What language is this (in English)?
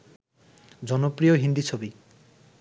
Bangla